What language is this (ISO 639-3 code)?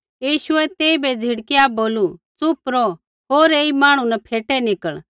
kfx